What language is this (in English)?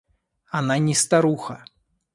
Russian